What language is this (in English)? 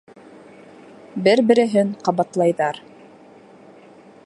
Bashkir